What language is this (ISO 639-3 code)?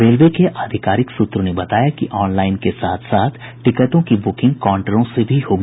hin